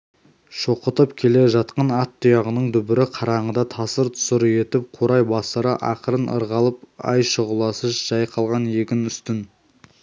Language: Kazakh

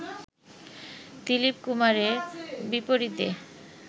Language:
Bangla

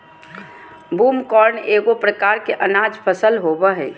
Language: Magahi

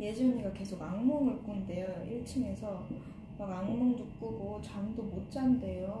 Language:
Korean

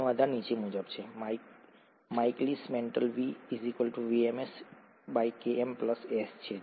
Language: Gujarati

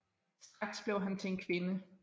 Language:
Danish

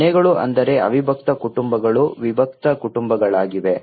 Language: Kannada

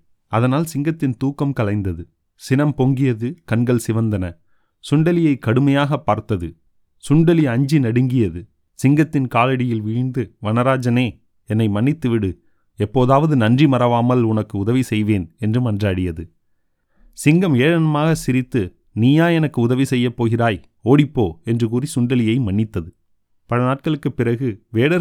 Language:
Tamil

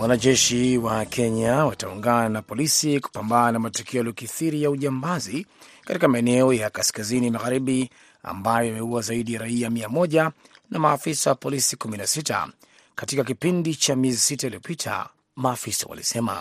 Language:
Swahili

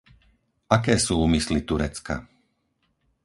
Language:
Slovak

